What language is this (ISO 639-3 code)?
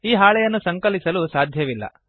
kan